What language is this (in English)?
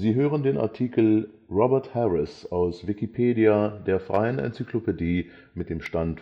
German